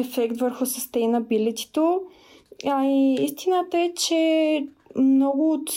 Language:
Bulgarian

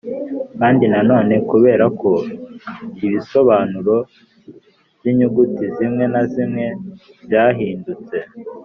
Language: Kinyarwanda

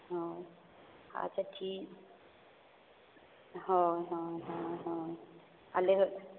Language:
Santali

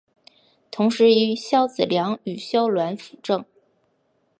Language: Chinese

